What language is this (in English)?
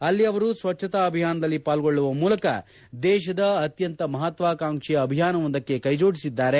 Kannada